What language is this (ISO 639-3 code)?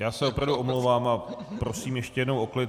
ces